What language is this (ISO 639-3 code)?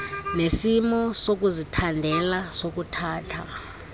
xho